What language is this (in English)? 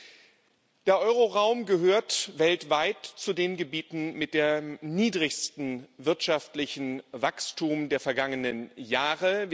German